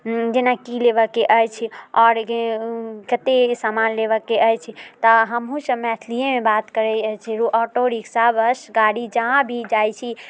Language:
Maithili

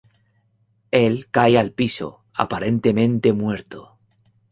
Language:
Spanish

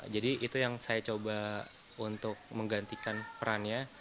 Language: Indonesian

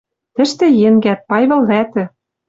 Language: Western Mari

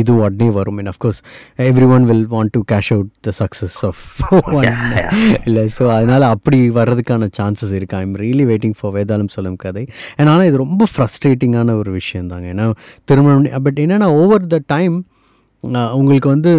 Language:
Tamil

